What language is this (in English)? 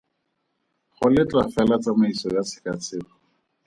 Tswana